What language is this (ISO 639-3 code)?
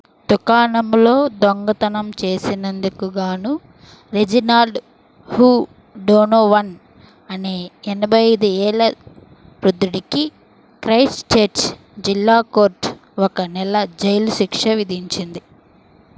tel